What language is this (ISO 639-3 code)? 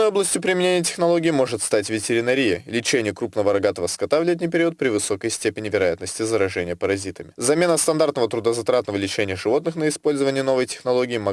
rus